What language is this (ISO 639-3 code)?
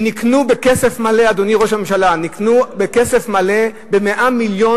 heb